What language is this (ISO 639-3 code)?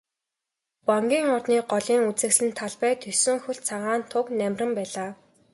mon